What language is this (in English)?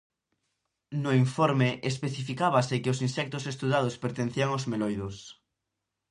Galician